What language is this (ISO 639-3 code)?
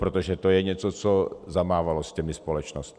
ces